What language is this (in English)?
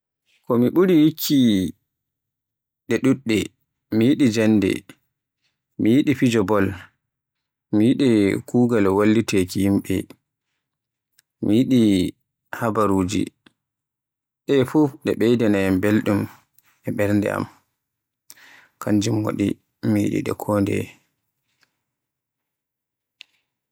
Borgu Fulfulde